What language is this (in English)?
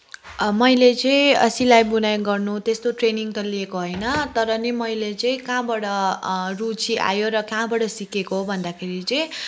Nepali